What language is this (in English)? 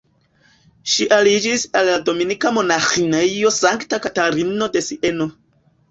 Esperanto